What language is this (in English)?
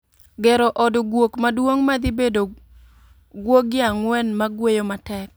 Luo (Kenya and Tanzania)